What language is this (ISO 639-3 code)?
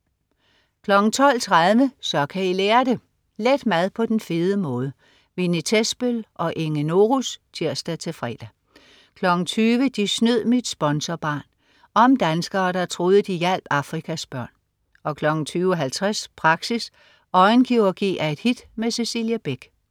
dan